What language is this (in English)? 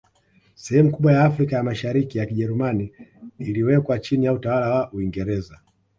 Swahili